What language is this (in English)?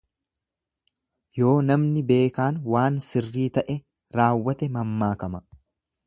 Oromo